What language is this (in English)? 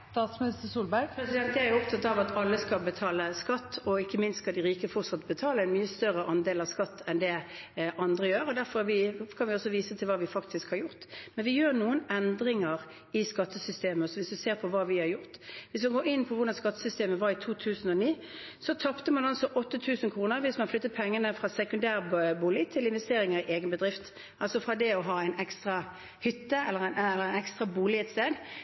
Norwegian Bokmål